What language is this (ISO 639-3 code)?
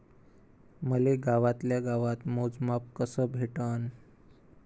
mar